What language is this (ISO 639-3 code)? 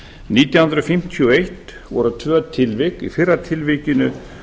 isl